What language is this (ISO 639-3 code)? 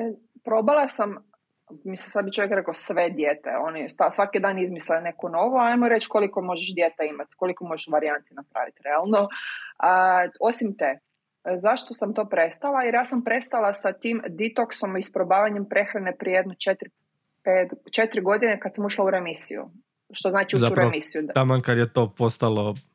hrv